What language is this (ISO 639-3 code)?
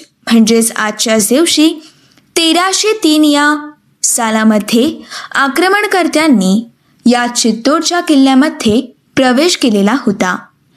mar